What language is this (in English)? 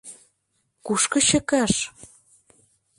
Mari